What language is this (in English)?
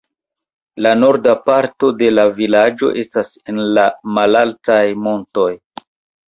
Esperanto